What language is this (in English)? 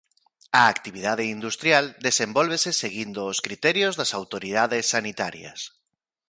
Galician